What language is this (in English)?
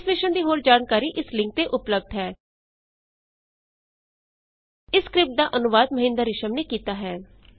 Punjabi